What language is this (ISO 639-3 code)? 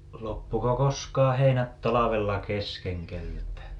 fin